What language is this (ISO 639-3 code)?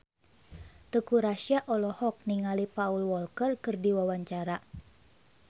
sun